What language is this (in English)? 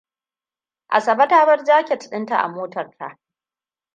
Hausa